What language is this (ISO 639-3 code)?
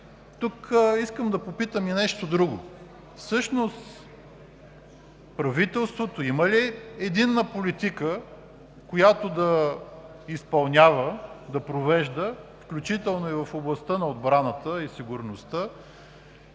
bul